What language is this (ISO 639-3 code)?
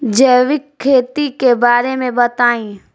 bho